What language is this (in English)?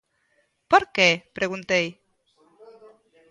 Galician